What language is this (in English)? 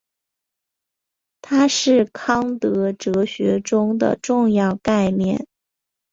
Chinese